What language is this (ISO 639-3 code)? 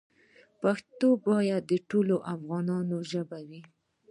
pus